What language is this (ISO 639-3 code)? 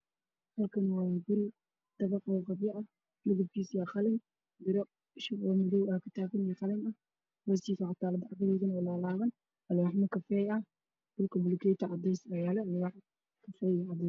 som